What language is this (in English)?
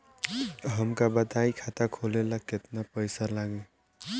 Bhojpuri